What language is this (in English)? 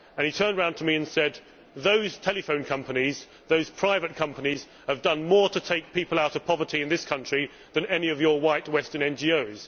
English